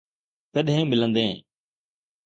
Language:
Sindhi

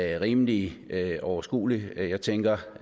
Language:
Danish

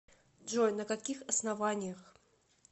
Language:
Russian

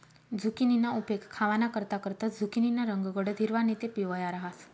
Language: Marathi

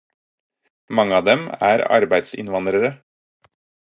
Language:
Norwegian Bokmål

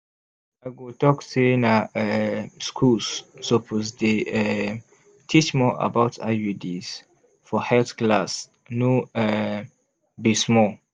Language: Nigerian Pidgin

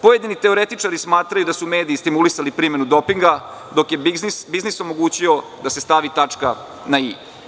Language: Serbian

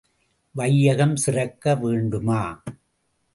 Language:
Tamil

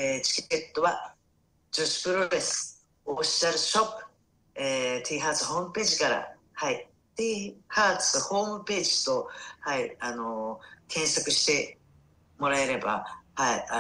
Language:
Japanese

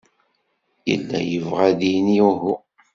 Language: Kabyle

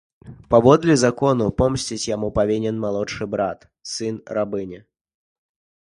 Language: Belarusian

